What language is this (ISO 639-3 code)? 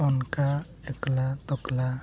sat